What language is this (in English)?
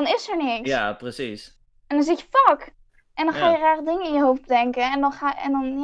Dutch